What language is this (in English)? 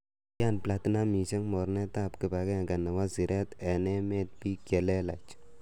Kalenjin